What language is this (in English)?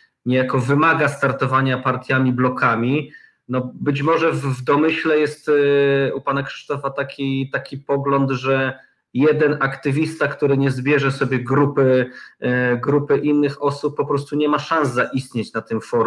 Polish